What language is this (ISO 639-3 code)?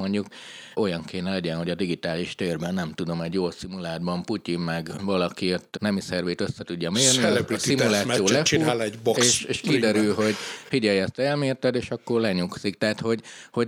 hun